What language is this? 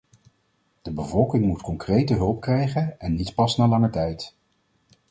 Dutch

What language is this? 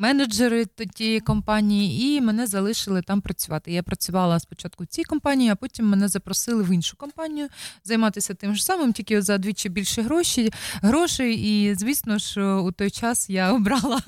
Dutch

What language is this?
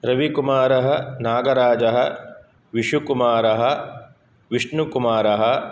Sanskrit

